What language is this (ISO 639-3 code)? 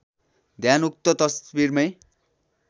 nep